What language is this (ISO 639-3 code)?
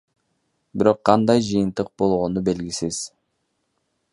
kir